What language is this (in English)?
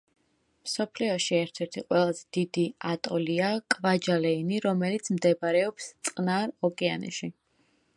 Georgian